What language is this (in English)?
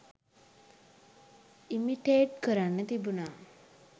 Sinhala